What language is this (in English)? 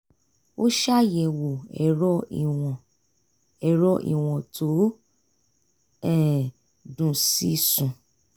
Yoruba